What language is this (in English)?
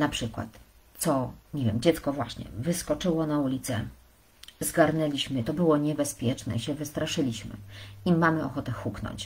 Polish